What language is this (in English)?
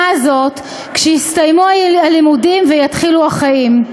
Hebrew